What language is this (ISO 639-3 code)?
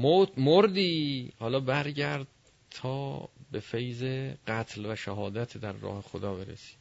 fas